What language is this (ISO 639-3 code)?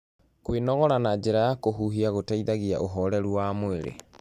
kik